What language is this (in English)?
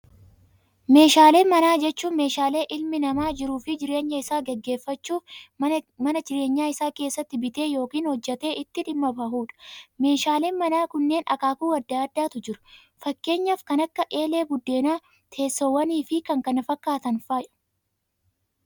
Oromo